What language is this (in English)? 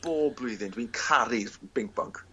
Welsh